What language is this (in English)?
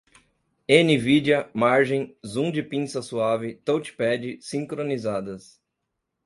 Portuguese